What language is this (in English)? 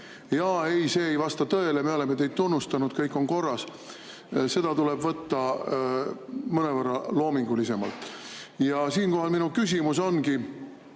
Estonian